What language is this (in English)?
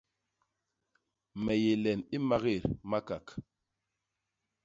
Basaa